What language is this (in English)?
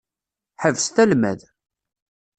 Kabyle